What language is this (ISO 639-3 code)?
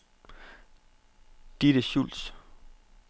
dan